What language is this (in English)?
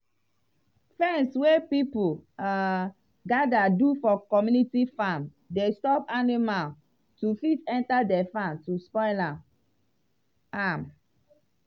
Nigerian Pidgin